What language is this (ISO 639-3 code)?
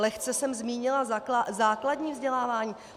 ces